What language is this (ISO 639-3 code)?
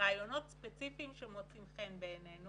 heb